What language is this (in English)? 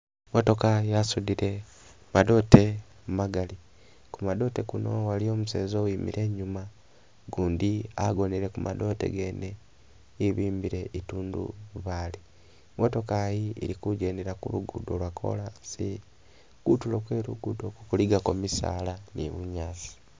Masaaba